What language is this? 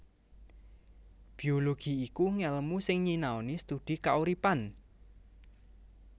Javanese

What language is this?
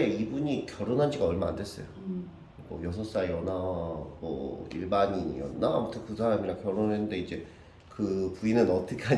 Korean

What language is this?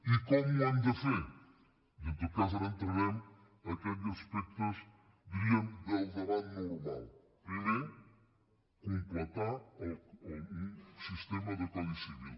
Catalan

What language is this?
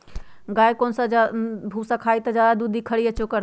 Magahi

